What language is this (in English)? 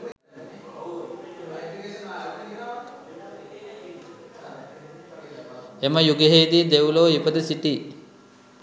Sinhala